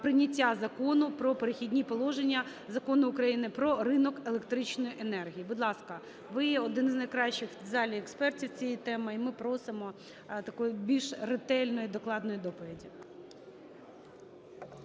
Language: Ukrainian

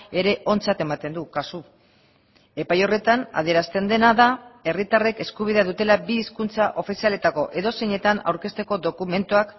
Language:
Basque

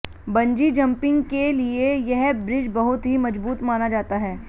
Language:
Hindi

